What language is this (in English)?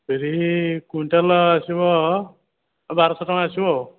Odia